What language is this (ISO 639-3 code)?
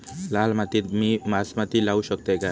mar